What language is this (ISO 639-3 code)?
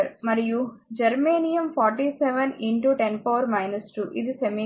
tel